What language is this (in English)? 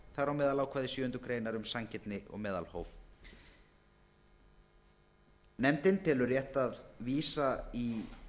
Icelandic